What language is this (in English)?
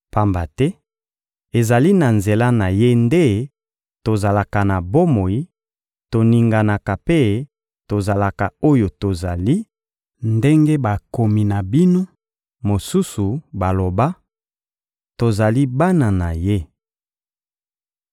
Lingala